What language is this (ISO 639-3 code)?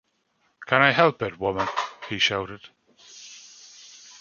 eng